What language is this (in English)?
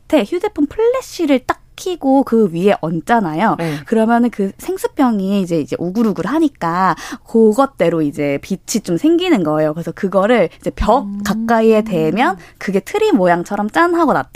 Korean